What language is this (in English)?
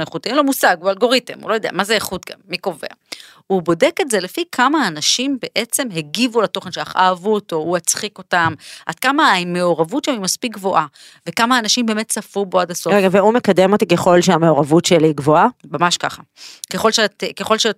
Hebrew